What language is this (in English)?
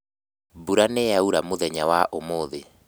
Kikuyu